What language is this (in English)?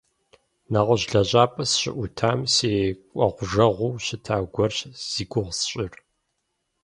Kabardian